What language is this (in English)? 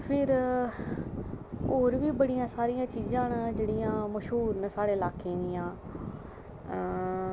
Dogri